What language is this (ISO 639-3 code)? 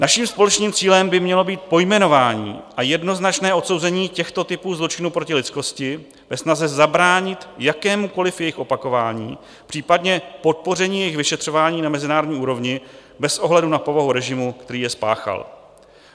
ces